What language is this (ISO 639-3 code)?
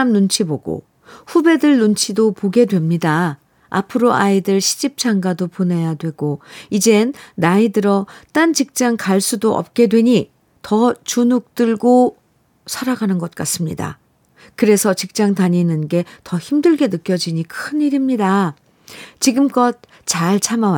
kor